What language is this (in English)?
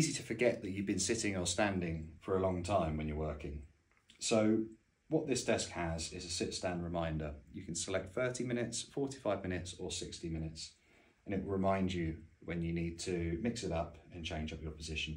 English